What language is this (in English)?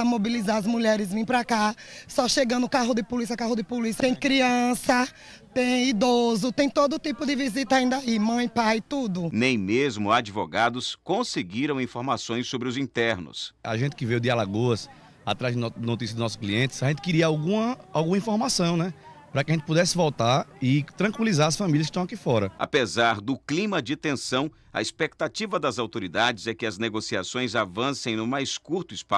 Portuguese